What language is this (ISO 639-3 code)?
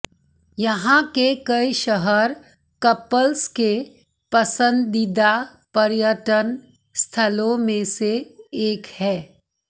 hin